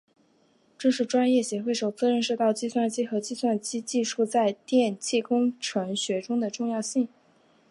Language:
Chinese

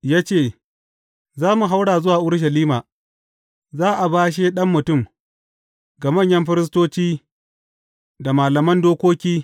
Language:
Hausa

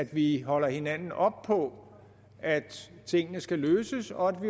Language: Danish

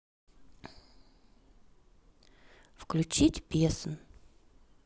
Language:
Russian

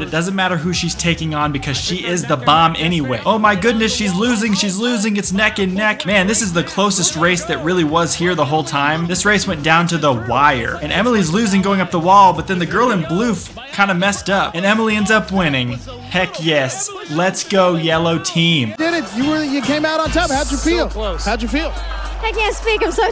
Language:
English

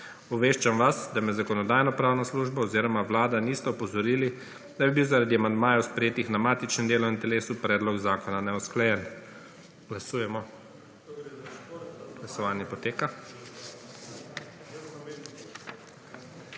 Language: Slovenian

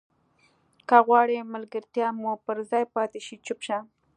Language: Pashto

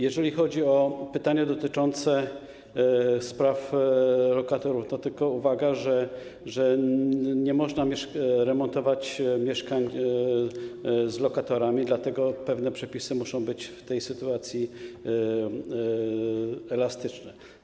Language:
Polish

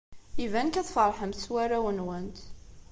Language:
Kabyle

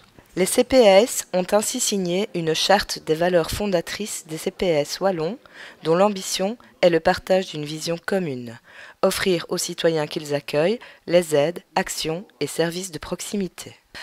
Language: French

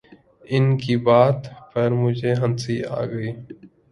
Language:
Urdu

